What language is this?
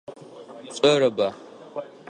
Adyghe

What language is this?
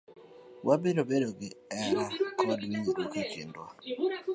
Luo (Kenya and Tanzania)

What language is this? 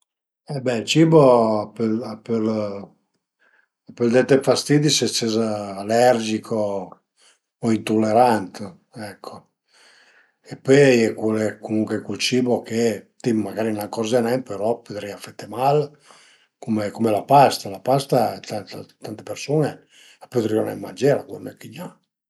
Piedmontese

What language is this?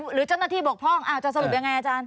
Thai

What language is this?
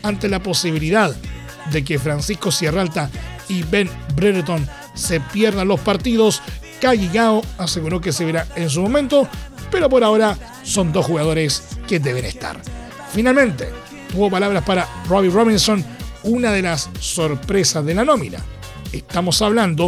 Spanish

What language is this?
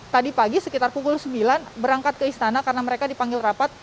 Indonesian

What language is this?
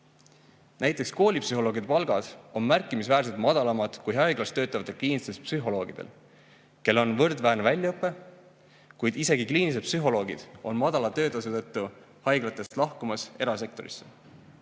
Estonian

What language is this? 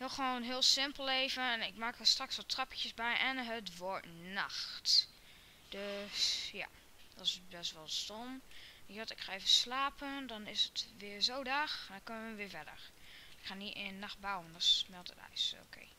Dutch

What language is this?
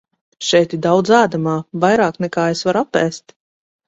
Latvian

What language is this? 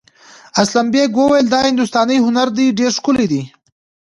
Pashto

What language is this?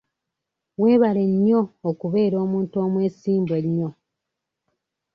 Ganda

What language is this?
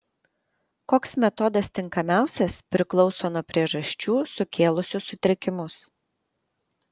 Lithuanian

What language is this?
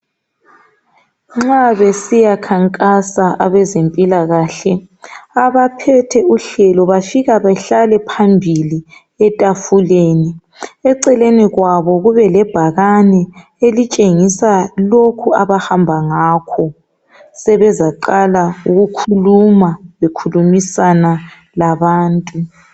North Ndebele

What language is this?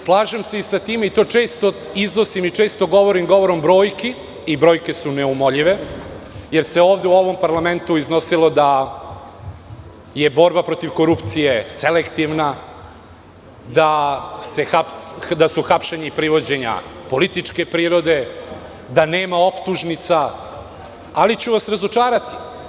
Serbian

